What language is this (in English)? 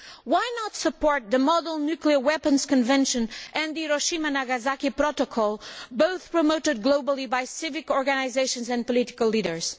English